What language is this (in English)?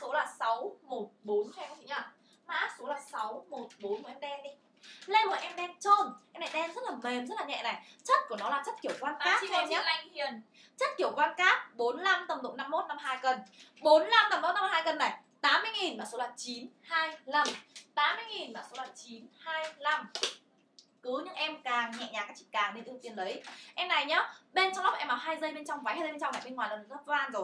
Vietnamese